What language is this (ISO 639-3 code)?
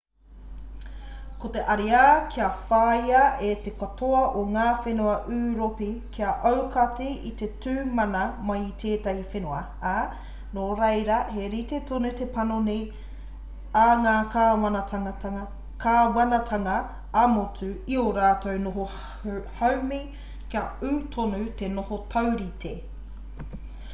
mri